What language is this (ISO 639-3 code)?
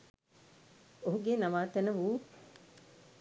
sin